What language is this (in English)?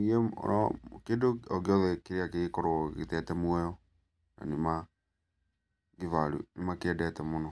Kikuyu